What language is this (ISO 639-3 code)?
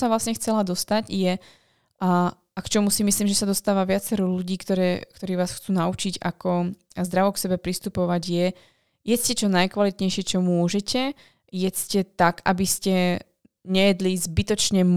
slk